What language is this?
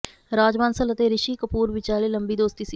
Punjabi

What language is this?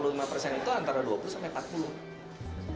Indonesian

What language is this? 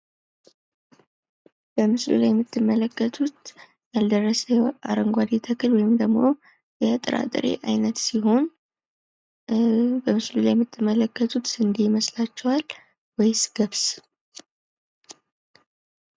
Amharic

